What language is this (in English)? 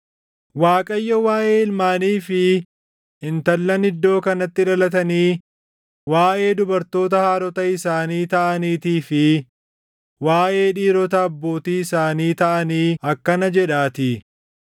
Oromo